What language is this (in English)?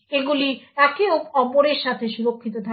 Bangla